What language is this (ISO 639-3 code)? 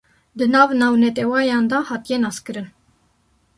kur